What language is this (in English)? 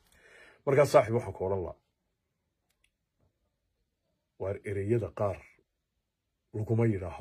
Arabic